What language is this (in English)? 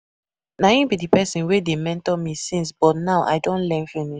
Nigerian Pidgin